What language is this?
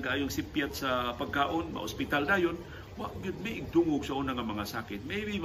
Filipino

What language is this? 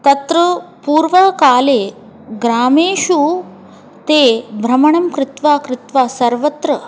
Sanskrit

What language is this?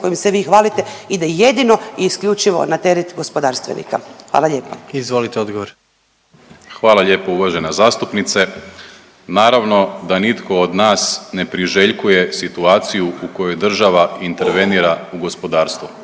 Croatian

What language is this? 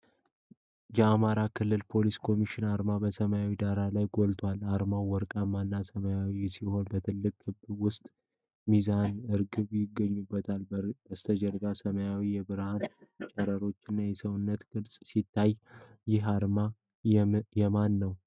Amharic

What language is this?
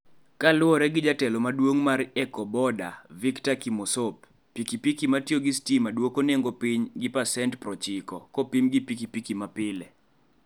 Luo (Kenya and Tanzania)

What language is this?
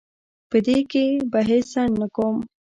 Pashto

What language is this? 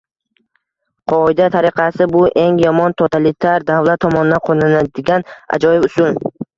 Uzbek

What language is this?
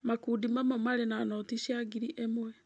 Kikuyu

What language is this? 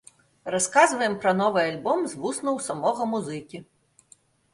Belarusian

